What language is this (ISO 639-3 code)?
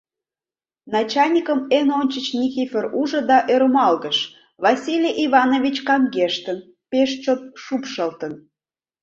chm